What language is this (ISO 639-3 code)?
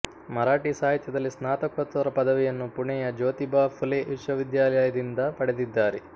kan